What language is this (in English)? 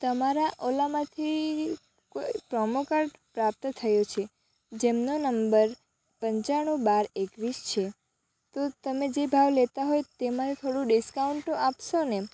Gujarati